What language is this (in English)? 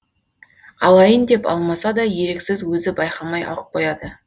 Kazakh